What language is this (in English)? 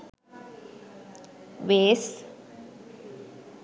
Sinhala